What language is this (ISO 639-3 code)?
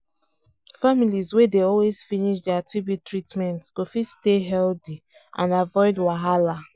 pcm